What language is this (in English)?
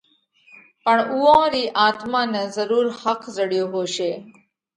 Parkari Koli